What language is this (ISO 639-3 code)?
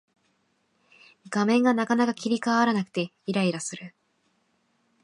jpn